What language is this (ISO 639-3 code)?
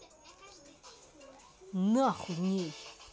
rus